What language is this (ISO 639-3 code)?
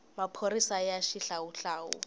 tso